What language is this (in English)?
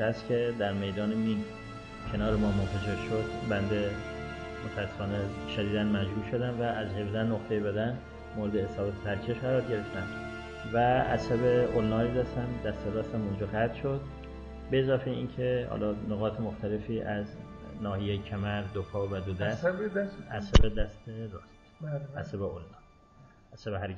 Persian